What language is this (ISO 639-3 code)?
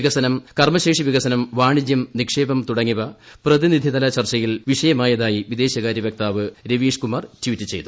mal